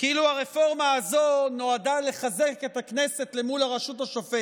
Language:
Hebrew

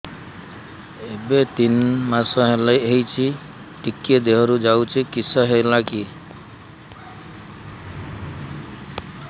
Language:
Odia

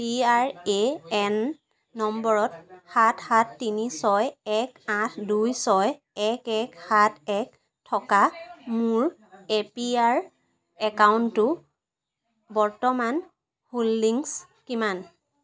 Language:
Assamese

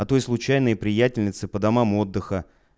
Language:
Russian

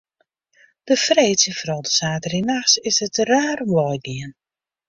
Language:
Western Frisian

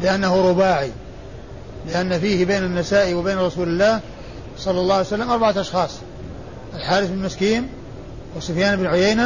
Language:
Arabic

